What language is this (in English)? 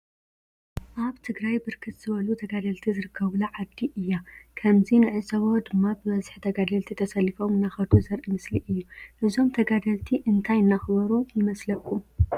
Tigrinya